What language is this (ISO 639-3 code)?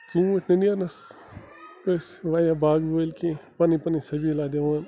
kas